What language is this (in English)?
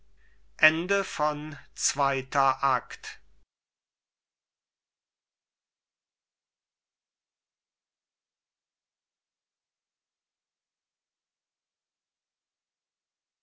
German